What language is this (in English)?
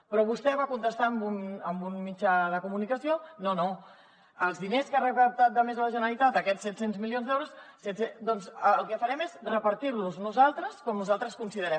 Catalan